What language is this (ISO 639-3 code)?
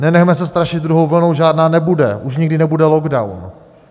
ces